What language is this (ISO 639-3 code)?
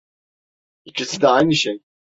tur